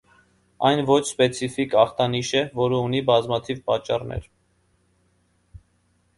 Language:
Armenian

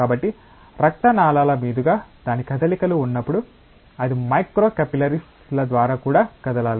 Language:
Telugu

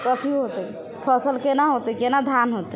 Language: Maithili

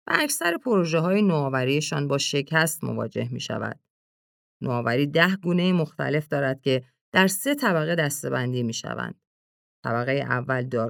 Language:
Persian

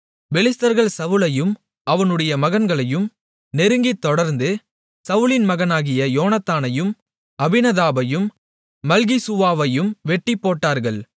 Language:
Tamil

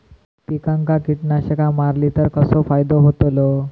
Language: Marathi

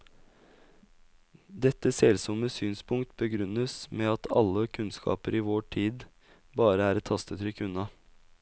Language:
Norwegian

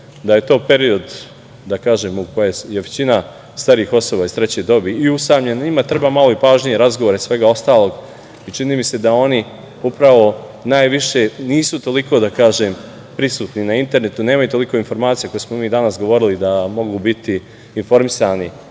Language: Serbian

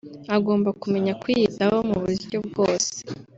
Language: Kinyarwanda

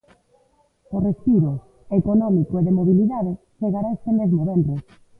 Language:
Galician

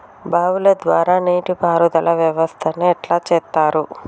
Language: Telugu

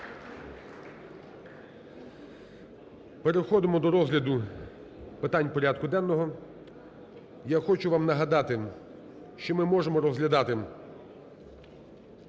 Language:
Ukrainian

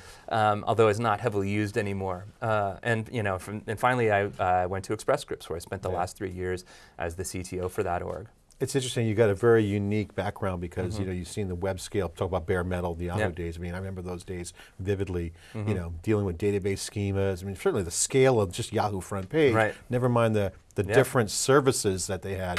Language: English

